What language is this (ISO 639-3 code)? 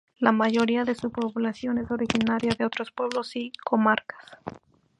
spa